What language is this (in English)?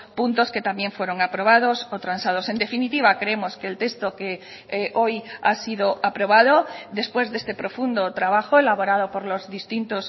Spanish